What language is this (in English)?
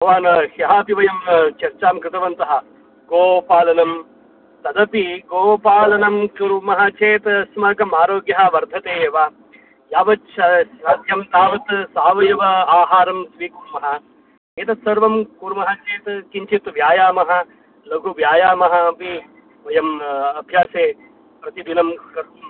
Sanskrit